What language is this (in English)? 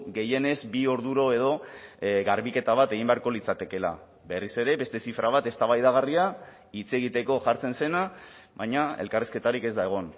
Basque